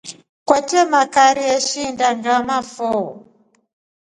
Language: Rombo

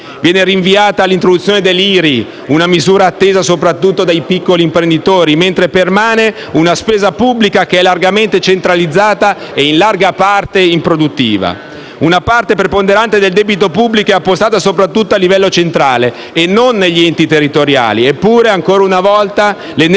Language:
Italian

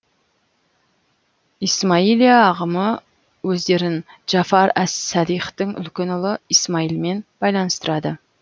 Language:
Kazakh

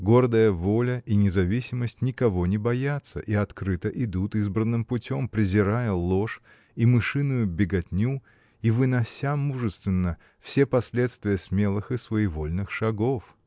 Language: Russian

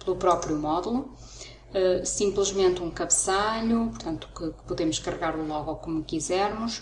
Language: Portuguese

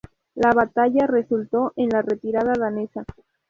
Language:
Spanish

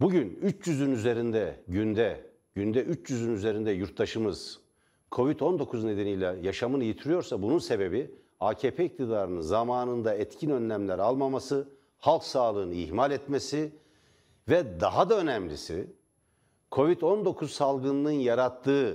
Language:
Turkish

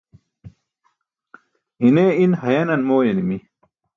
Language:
Burushaski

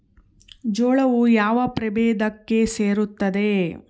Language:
Kannada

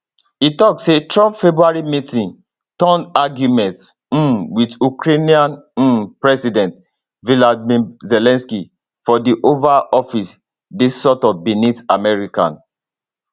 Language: Nigerian Pidgin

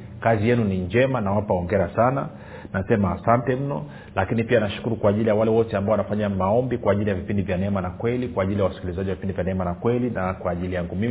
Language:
Swahili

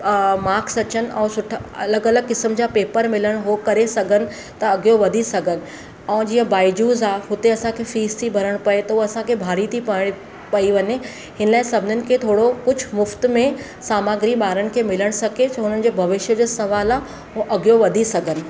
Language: Sindhi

